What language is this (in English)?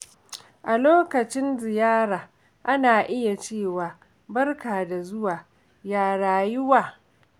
Hausa